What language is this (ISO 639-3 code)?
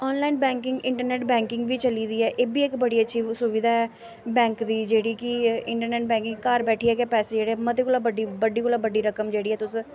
doi